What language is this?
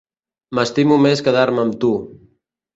Catalan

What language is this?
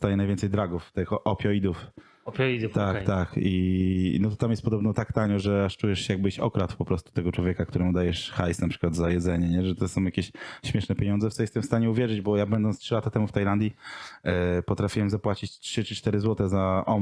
Polish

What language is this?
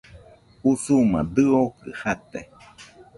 Nüpode Huitoto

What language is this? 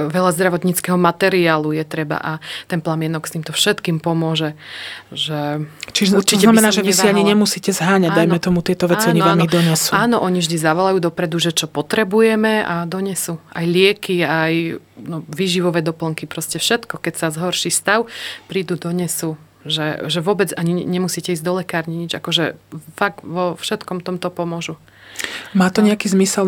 Slovak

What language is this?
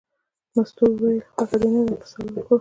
Pashto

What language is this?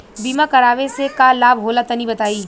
Bhojpuri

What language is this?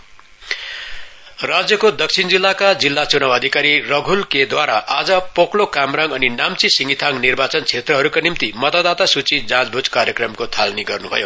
Nepali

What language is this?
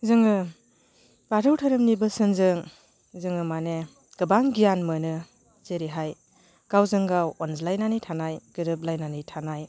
Bodo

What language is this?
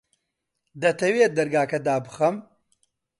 Central Kurdish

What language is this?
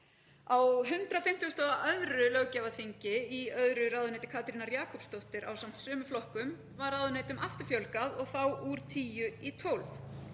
Icelandic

